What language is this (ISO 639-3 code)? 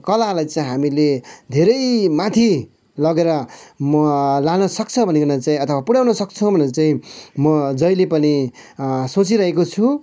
nep